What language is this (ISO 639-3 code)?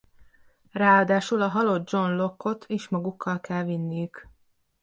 hun